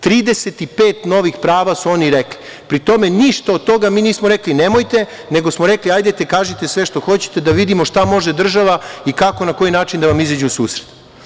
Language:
Serbian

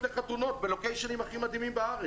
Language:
Hebrew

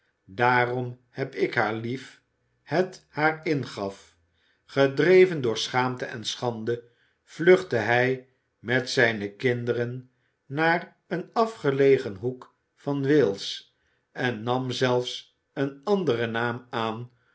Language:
Dutch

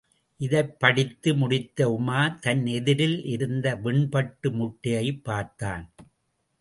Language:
Tamil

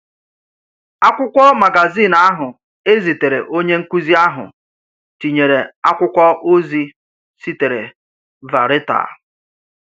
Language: Igbo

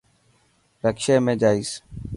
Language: Dhatki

